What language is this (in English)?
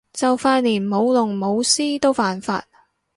Cantonese